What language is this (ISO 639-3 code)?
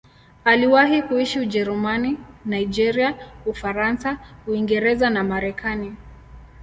swa